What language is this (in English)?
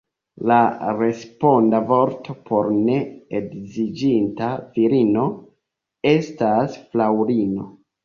Esperanto